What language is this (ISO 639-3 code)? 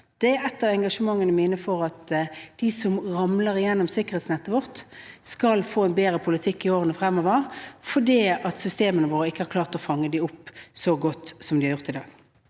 nor